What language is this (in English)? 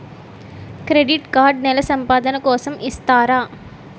Telugu